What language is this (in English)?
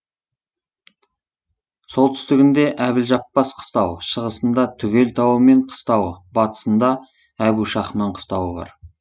Kazakh